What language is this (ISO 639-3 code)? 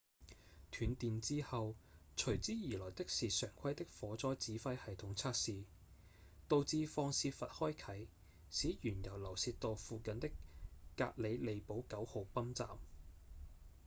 yue